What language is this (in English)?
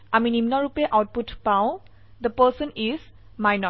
Assamese